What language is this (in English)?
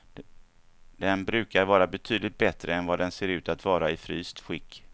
Swedish